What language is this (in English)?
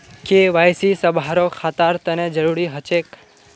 Magahi